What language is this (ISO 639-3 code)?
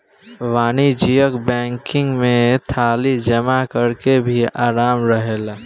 bho